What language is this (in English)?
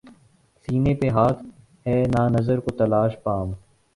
Urdu